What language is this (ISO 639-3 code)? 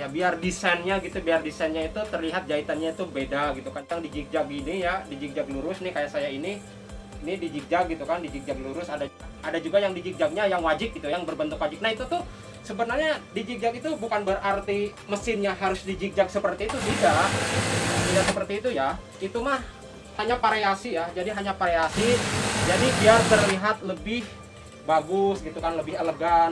ind